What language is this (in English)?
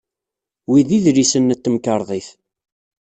Kabyle